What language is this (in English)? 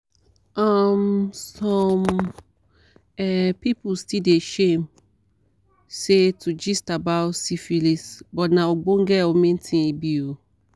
Nigerian Pidgin